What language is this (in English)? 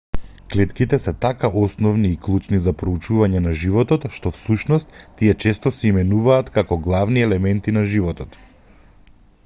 Macedonian